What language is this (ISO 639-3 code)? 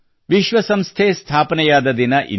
kan